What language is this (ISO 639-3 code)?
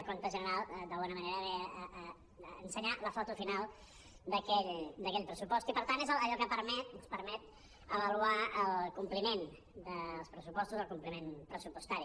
cat